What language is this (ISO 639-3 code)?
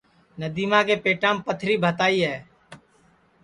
ssi